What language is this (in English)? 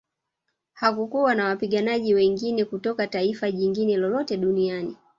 Swahili